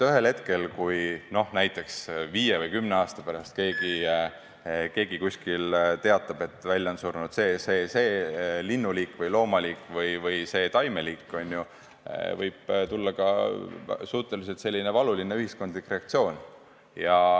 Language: Estonian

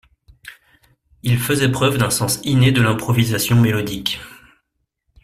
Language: French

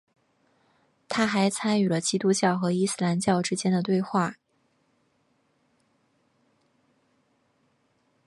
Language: Chinese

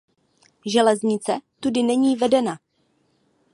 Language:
Czech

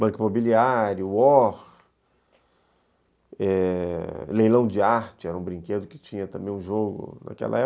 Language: Portuguese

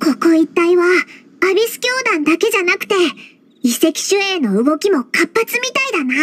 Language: Japanese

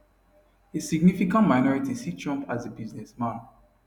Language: Nigerian Pidgin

